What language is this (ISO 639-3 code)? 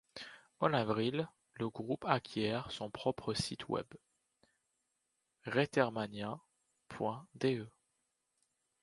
fra